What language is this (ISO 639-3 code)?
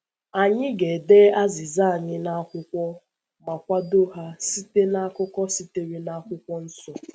ibo